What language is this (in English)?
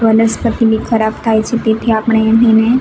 Gujarati